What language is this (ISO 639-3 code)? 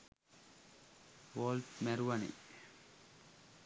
sin